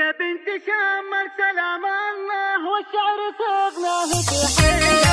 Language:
Arabic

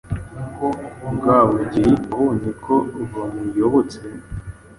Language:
Kinyarwanda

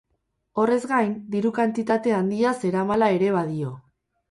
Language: Basque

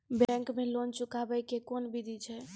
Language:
Maithili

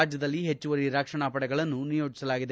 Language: Kannada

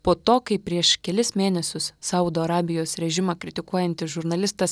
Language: Lithuanian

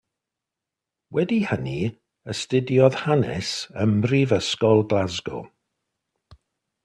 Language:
Welsh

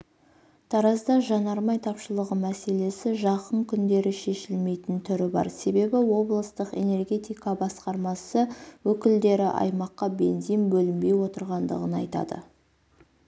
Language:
Kazakh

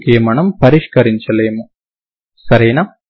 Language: Telugu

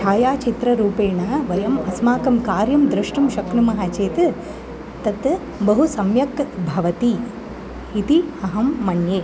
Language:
Sanskrit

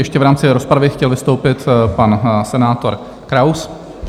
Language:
Czech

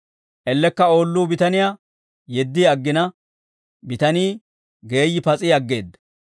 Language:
Dawro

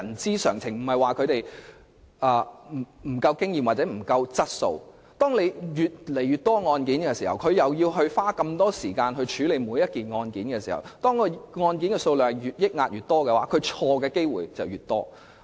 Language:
Cantonese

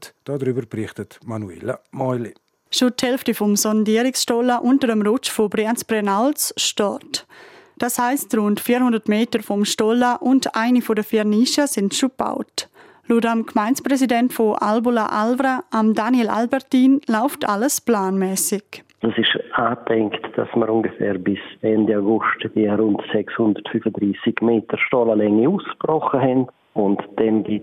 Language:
German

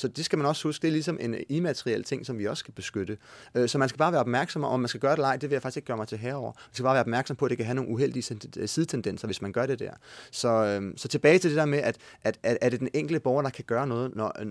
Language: Danish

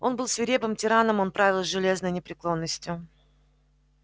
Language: Russian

